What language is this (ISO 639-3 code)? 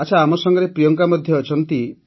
ori